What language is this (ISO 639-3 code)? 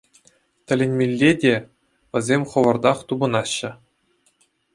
chv